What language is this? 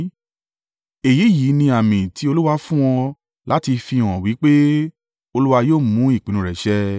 Yoruba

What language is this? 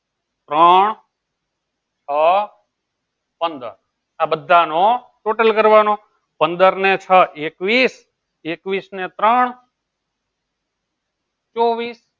Gujarati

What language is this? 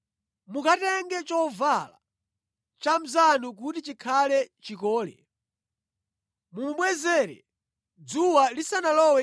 Nyanja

